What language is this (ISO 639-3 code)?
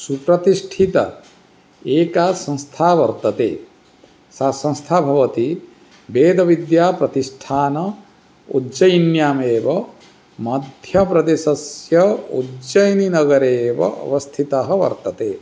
san